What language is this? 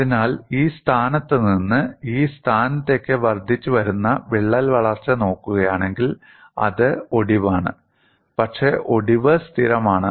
Malayalam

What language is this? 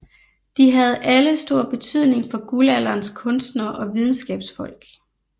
Danish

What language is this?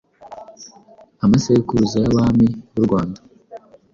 Kinyarwanda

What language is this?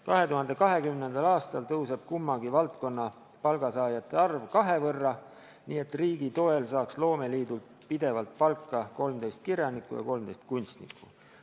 Estonian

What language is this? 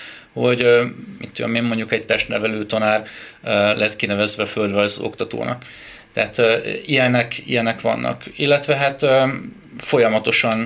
Hungarian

